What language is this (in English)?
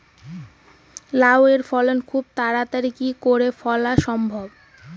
Bangla